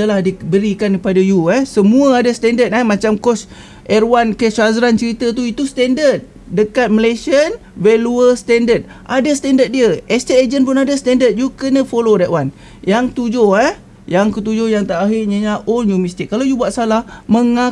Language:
Malay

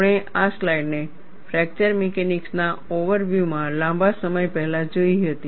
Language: Gujarati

